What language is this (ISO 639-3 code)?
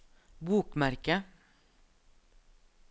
nor